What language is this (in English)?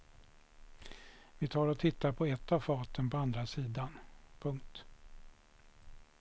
Swedish